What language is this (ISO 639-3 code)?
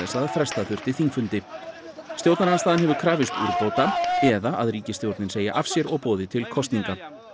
isl